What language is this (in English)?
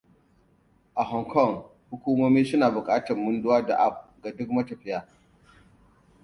Hausa